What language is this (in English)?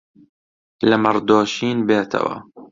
Central Kurdish